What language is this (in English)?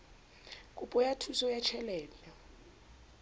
Southern Sotho